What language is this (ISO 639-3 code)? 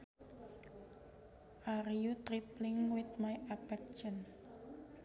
sun